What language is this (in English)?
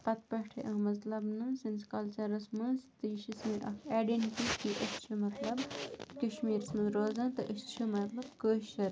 Kashmiri